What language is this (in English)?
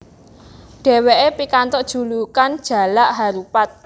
Javanese